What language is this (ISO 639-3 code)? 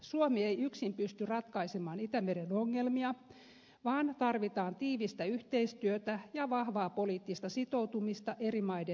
fin